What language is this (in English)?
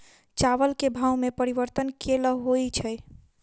Maithili